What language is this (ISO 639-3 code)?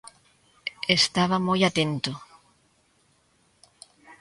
glg